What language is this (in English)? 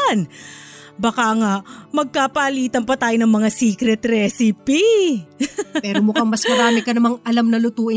Filipino